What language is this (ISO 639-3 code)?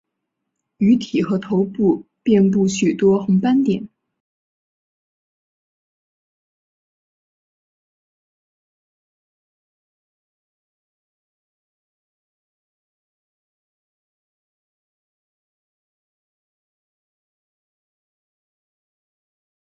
zho